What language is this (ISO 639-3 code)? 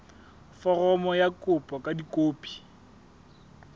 sot